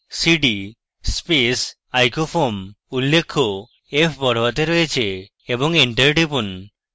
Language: Bangla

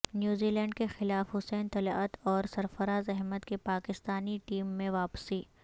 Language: Urdu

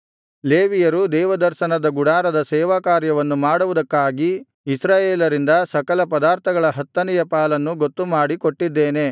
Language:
Kannada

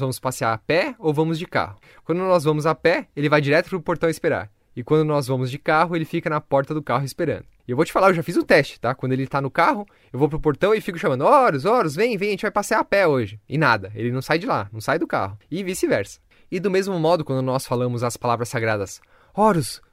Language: Portuguese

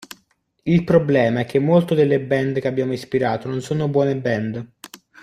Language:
Italian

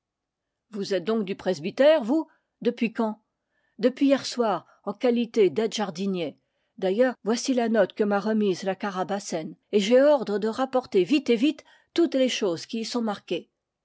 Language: French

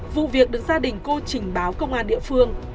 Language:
Vietnamese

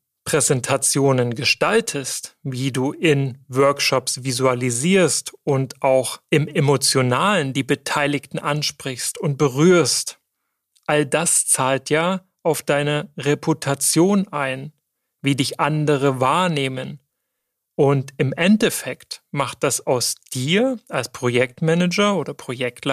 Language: German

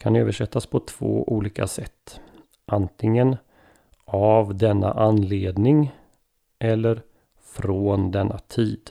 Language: Swedish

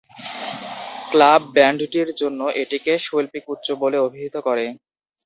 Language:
Bangla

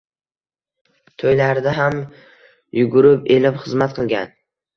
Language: Uzbek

